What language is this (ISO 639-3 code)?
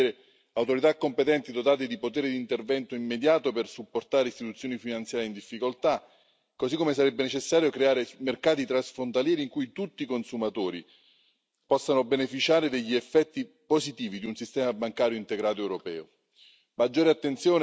ita